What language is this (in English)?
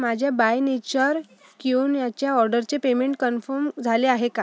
Marathi